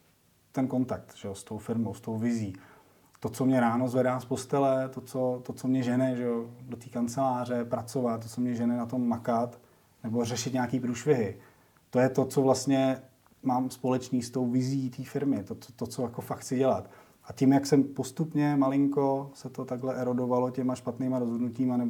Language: Czech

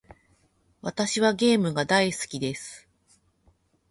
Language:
Japanese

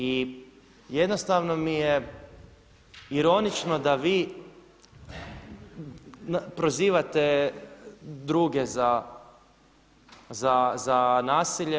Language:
Croatian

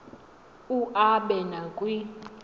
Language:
Xhosa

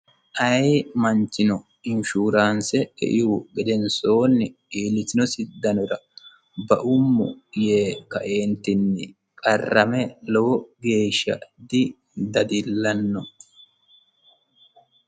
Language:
Sidamo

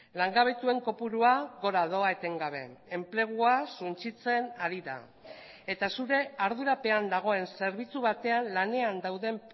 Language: Basque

